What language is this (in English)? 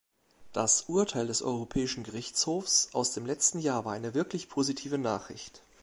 German